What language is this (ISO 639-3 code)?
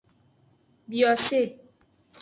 ajg